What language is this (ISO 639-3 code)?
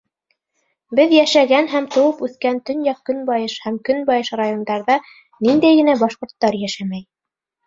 bak